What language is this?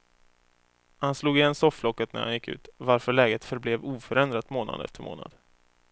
Swedish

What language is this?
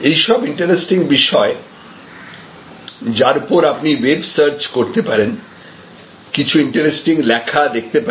Bangla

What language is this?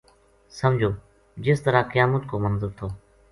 Gujari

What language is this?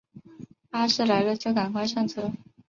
Chinese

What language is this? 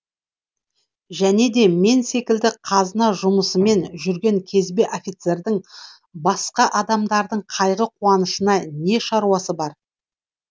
Kazakh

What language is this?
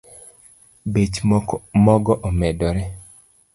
Luo (Kenya and Tanzania)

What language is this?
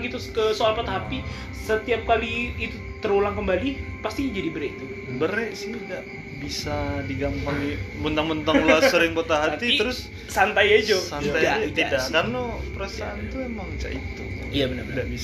Indonesian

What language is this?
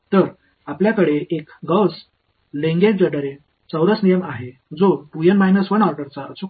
Marathi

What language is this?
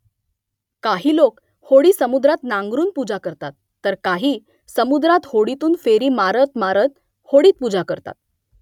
Marathi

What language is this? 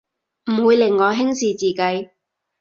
Cantonese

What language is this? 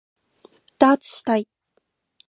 Japanese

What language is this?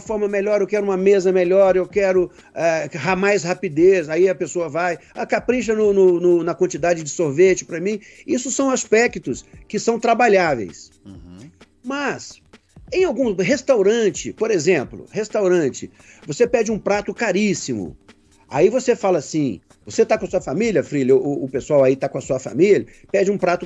Portuguese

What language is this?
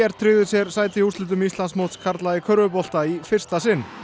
Icelandic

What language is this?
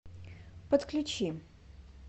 Russian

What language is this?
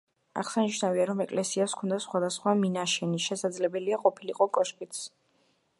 Georgian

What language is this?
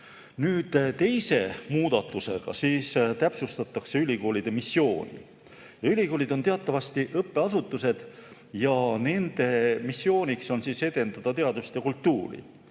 Estonian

